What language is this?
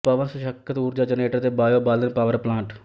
Punjabi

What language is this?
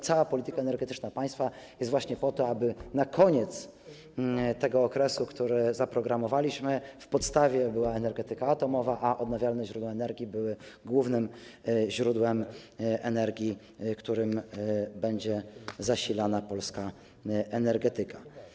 Polish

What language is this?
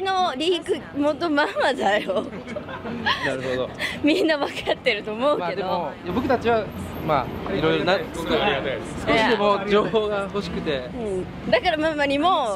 Japanese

